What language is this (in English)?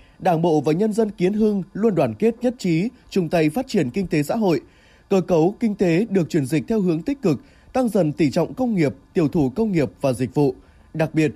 Vietnamese